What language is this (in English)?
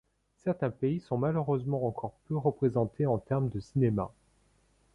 French